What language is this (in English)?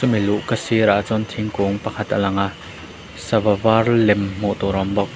Mizo